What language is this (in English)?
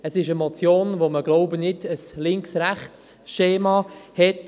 Swiss German